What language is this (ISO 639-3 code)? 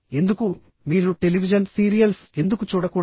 tel